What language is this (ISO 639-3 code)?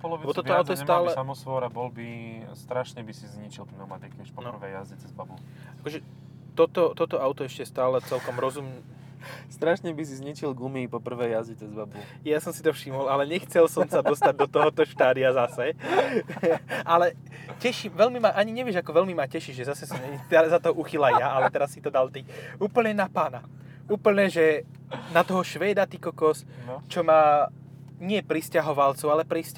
slk